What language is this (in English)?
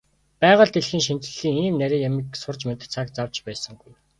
Mongolian